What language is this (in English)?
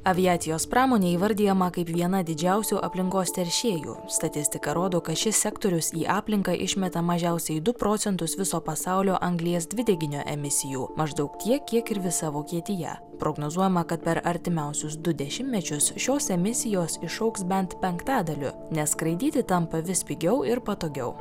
Lithuanian